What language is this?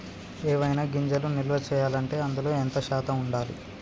Telugu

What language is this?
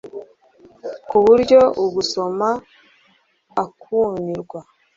Kinyarwanda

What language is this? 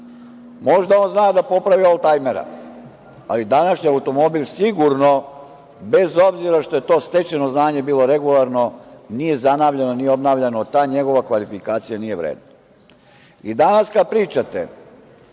Serbian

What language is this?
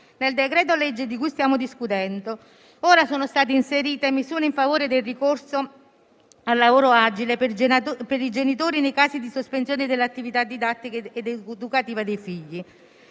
Italian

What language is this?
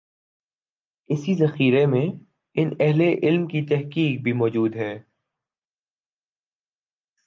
Urdu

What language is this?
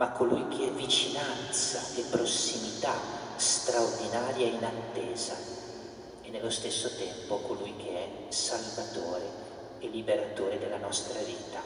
Italian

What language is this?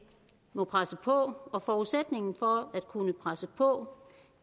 Danish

